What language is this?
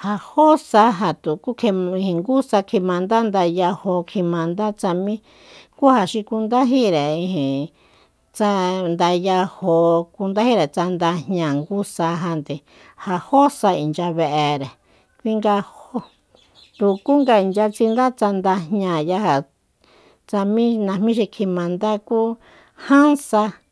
Soyaltepec Mazatec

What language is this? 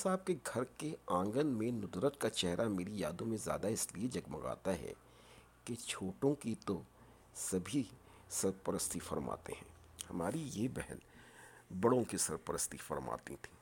Urdu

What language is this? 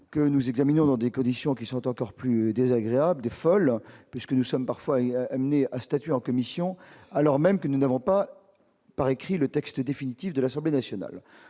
French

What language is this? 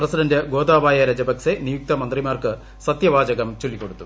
Malayalam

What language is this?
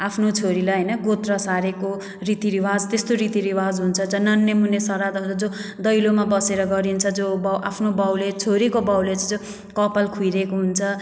Nepali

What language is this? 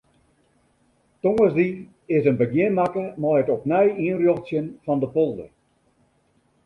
Western Frisian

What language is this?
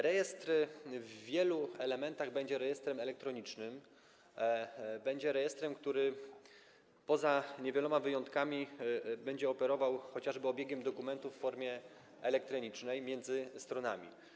Polish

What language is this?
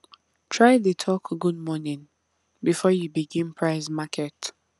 Nigerian Pidgin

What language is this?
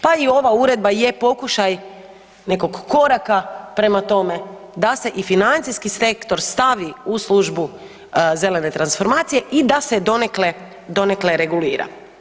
Croatian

